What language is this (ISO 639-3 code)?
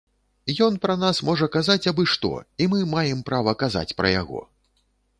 bel